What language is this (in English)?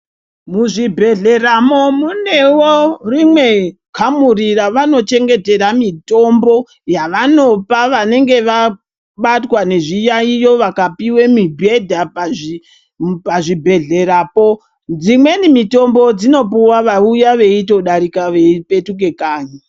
Ndau